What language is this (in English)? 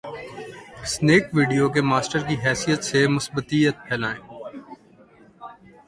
Urdu